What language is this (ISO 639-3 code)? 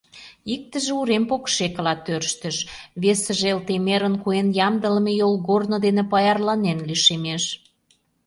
chm